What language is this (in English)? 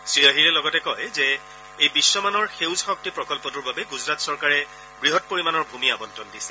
Assamese